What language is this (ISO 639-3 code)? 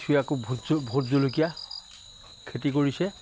asm